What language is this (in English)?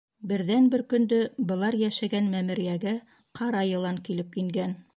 Bashkir